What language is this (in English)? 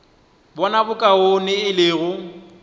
Northern Sotho